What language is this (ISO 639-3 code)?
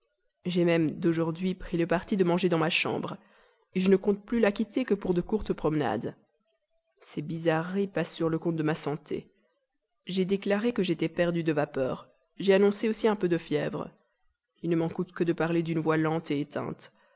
fra